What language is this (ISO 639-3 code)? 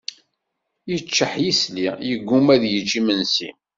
kab